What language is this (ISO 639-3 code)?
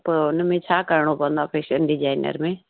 snd